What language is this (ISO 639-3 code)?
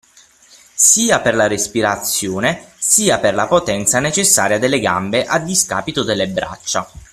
ita